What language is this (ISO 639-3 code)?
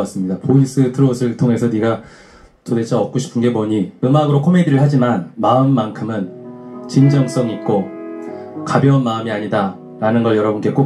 kor